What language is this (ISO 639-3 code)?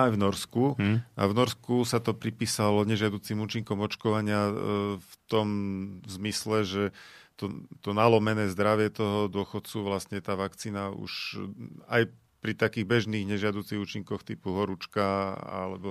slk